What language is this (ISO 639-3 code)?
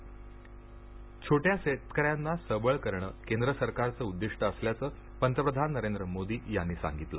mar